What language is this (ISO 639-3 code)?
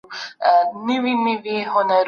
pus